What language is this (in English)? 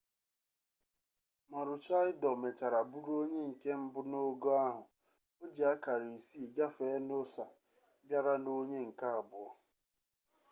Igbo